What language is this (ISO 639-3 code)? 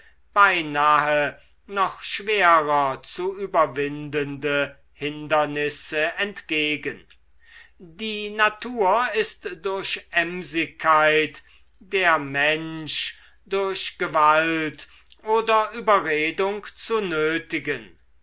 deu